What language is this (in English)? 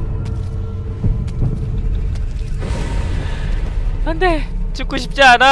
Korean